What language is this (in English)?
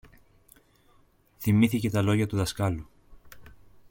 Greek